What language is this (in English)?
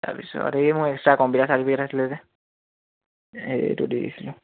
Assamese